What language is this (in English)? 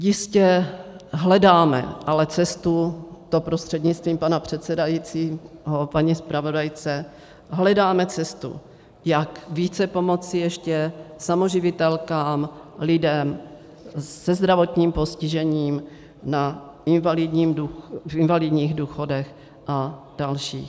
Czech